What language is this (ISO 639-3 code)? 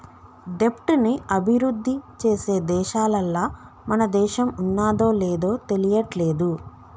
tel